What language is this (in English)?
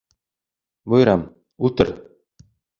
Bashkir